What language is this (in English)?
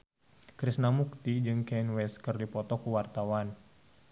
Sundanese